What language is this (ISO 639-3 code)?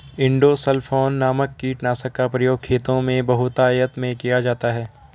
hin